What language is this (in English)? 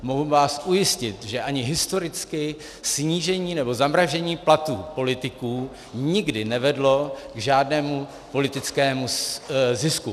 Czech